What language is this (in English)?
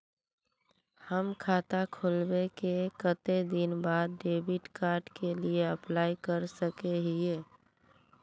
Magahi